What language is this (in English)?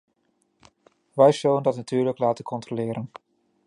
Dutch